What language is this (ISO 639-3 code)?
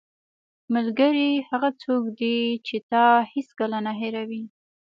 pus